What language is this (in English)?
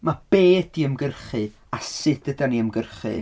Welsh